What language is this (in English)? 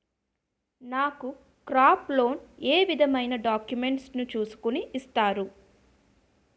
Telugu